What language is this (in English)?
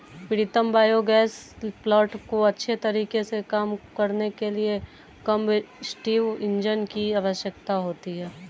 Hindi